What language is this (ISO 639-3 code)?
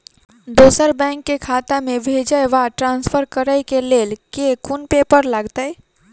mai